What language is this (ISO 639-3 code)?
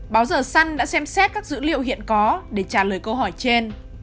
vie